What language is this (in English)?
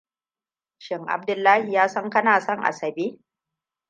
Hausa